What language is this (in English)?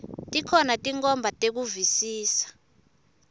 Swati